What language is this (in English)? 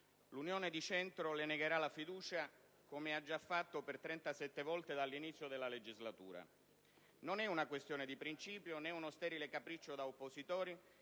Italian